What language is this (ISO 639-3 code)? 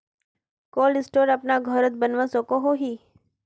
mag